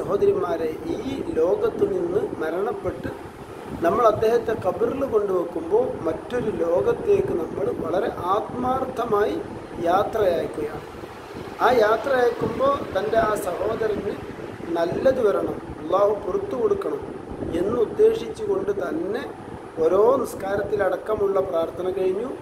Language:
Arabic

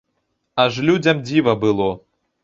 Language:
Belarusian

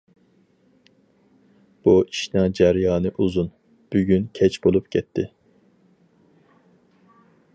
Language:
Uyghur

